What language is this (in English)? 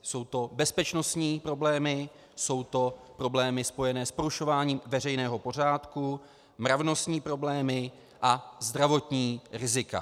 Czech